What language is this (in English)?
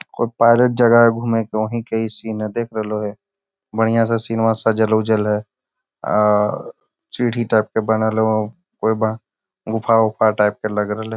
Magahi